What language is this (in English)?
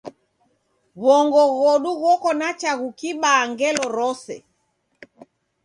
Taita